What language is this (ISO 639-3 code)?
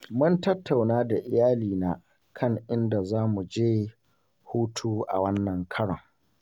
hau